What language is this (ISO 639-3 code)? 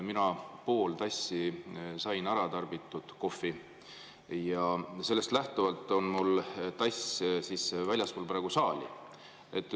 est